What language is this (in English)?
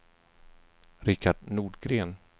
Swedish